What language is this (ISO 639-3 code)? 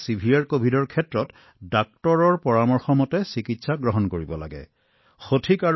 asm